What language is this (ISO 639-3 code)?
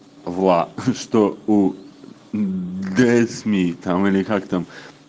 rus